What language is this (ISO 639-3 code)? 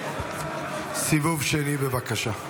heb